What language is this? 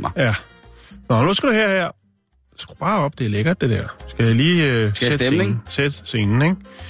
Danish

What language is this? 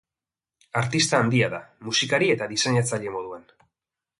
Basque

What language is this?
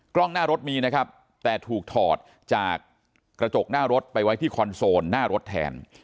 Thai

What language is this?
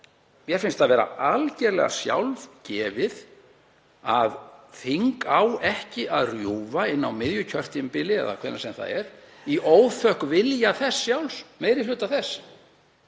Icelandic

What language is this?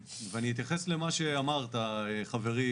Hebrew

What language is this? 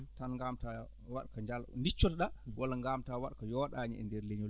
Fula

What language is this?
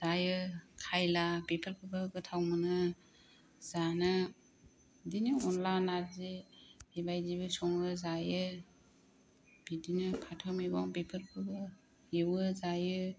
Bodo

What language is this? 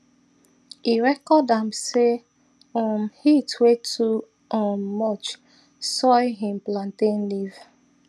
Nigerian Pidgin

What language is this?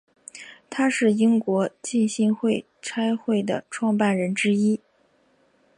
Chinese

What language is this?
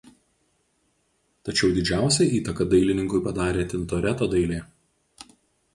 Lithuanian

